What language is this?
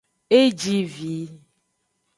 Aja (Benin)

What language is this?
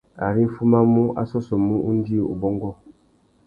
Tuki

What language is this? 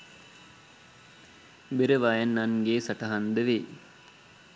Sinhala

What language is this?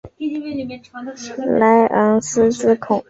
Chinese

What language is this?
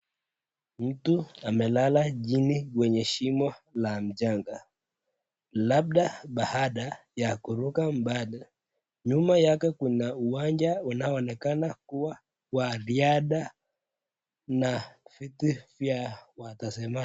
Swahili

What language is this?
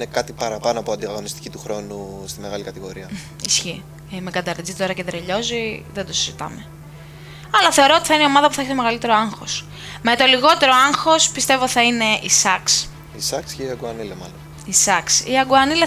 Greek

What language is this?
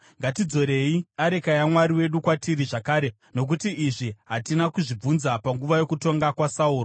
Shona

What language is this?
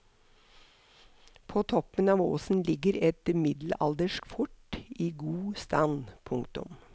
Norwegian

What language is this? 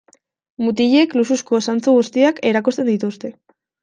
Basque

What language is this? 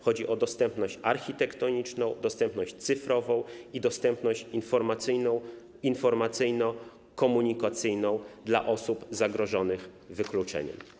Polish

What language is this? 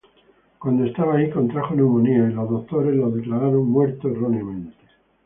Spanish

